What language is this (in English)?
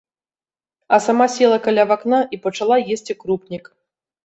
Belarusian